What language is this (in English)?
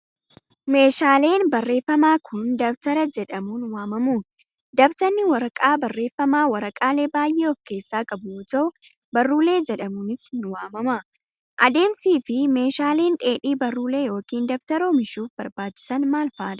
Oromo